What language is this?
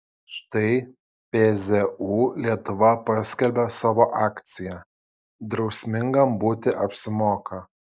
Lithuanian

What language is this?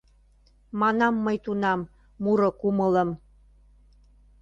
Mari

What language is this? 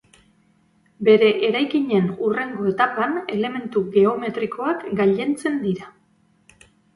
Basque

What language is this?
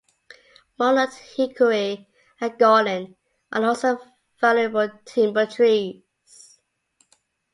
English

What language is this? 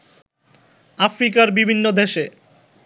Bangla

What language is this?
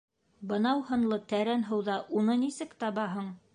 Bashkir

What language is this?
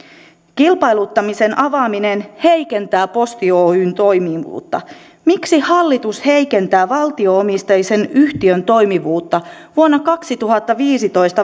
Finnish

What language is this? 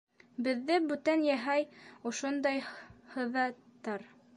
Bashkir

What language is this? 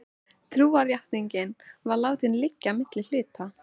Icelandic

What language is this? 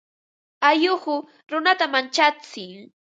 Ambo-Pasco Quechua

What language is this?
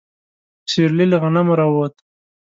Pashto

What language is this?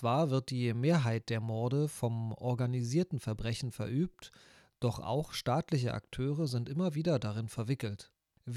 German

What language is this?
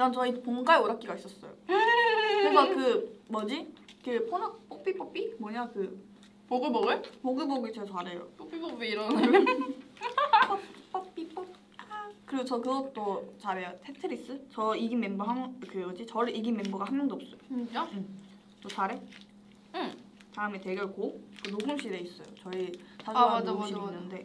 Korean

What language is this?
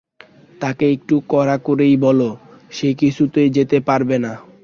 Bangla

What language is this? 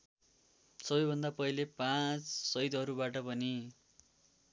Nepali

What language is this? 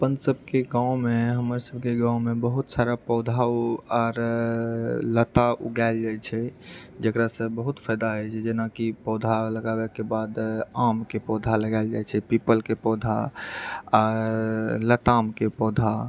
Maithili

